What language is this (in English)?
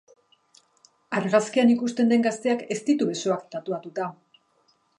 Basque